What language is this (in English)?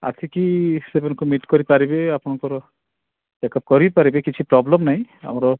Odia